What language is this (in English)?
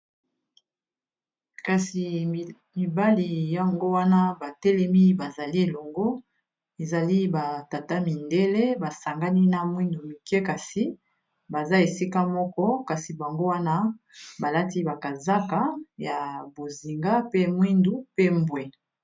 Lingala